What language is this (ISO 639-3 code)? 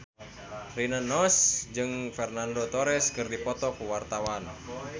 sun